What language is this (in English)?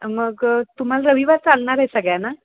Marathi